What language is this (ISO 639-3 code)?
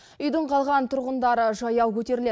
kaz